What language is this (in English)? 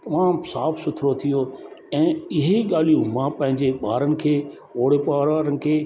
Sindhi